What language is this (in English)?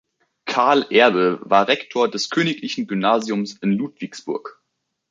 German